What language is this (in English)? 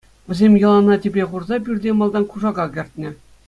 Chuvash